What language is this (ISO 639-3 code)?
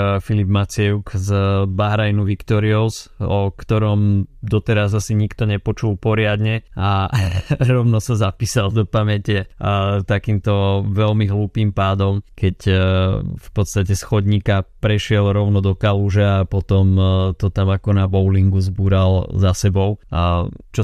slk